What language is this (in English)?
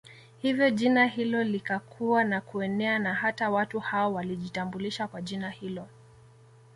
Swahili